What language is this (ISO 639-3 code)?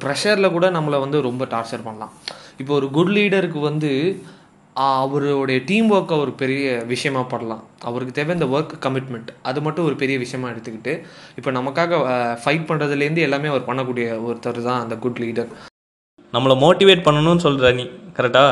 tam